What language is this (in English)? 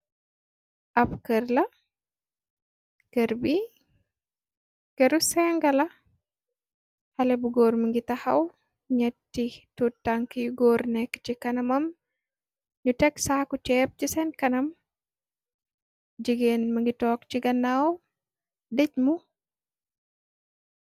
Wolof